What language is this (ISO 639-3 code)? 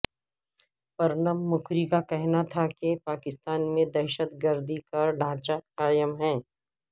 urd